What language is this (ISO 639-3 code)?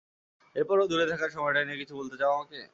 ben